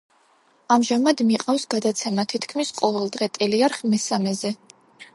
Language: Georgian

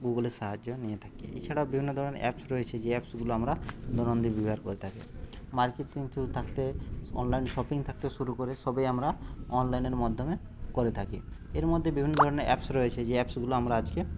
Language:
Bangla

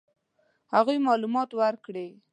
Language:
Pashto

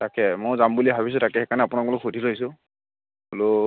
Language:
Assamese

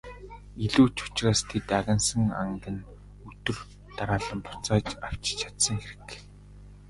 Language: Mongolian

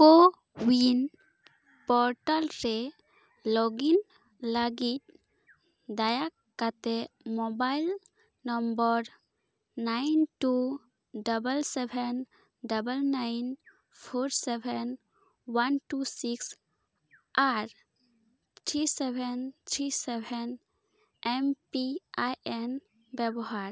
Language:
Santali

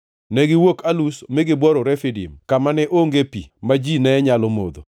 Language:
Luo (Kenya and Tanzania)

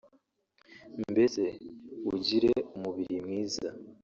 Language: Kinyarwanda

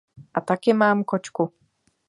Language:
Czech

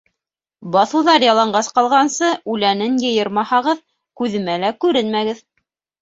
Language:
Bashkir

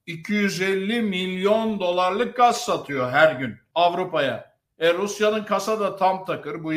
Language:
Turkish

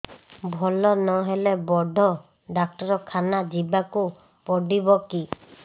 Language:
Odia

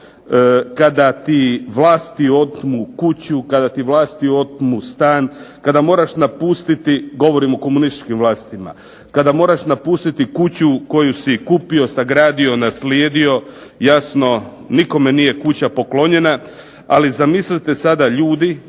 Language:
Croatian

